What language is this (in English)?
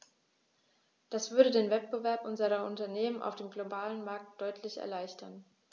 German